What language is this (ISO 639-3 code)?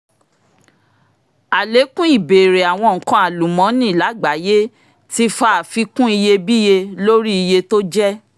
yor